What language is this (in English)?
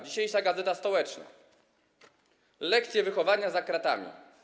Polish